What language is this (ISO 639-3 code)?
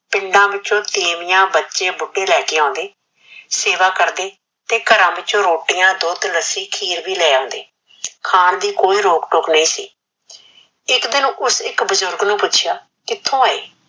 pan